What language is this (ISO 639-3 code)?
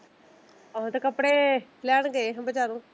pan